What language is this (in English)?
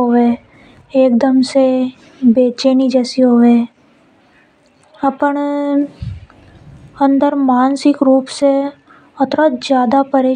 Hadothi